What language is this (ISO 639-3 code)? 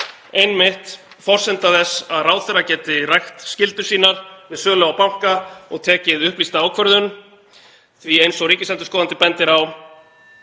isl